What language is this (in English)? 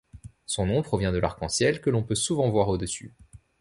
French